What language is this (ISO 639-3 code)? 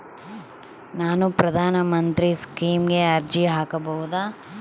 kan